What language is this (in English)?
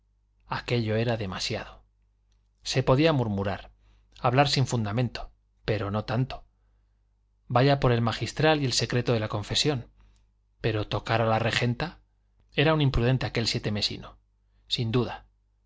Spanish